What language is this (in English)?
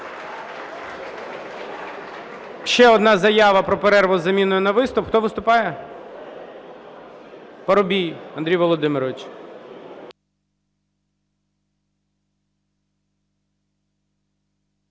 Ukrainian